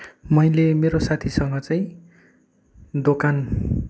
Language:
Nepali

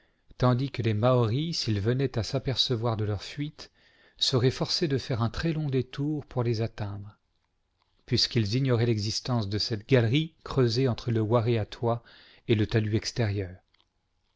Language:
French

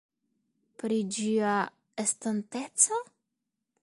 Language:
Esperanto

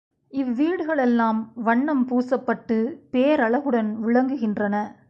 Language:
Tamil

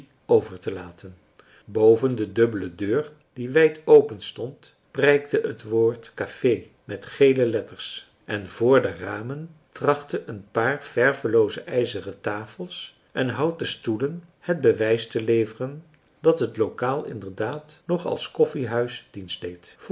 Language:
Dutch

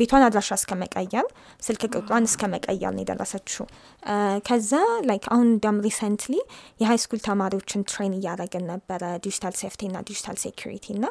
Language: Amharic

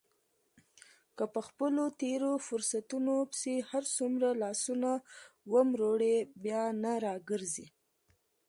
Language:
Pashto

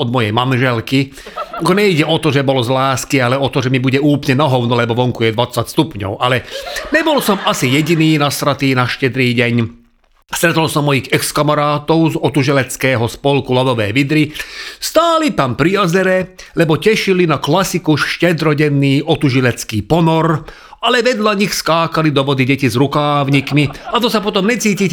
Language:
Slovak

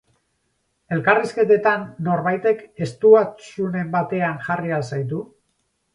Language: Basque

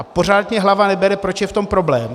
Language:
Czech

